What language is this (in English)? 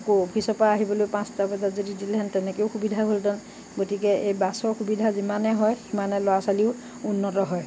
Assamese